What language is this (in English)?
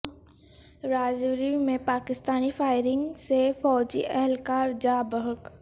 Urdu